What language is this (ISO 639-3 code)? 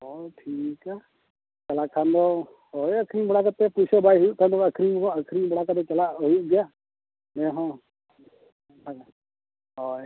sat